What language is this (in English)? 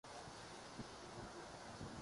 Urdu